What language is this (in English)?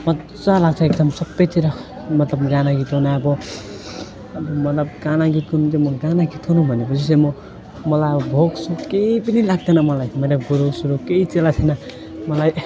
Nepali